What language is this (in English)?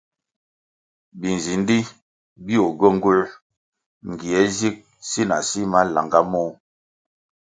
Kwasio